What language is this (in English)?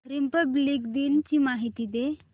Marathi